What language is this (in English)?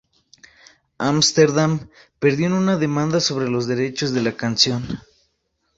Spanish